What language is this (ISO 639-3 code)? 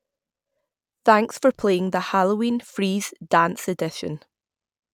eng